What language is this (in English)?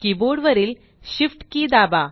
Marathi